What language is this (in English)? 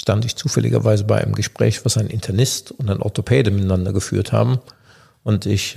German